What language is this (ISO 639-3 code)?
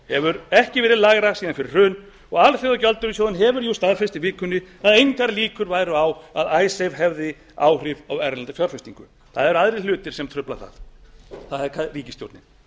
isl